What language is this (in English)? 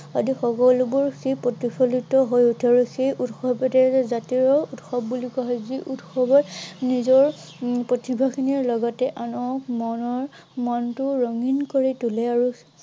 Assamese